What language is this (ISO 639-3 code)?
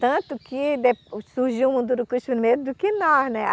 por